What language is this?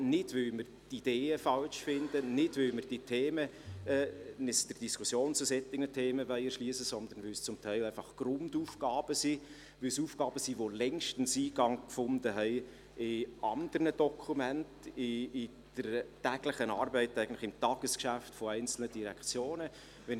Swiss German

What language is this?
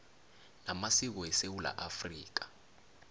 South Ndebele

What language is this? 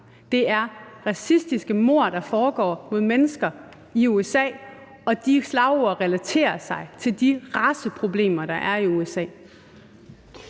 Danish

